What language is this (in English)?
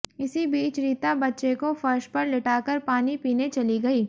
Hindi